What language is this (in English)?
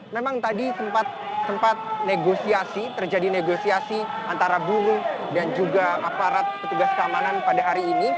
Indonesian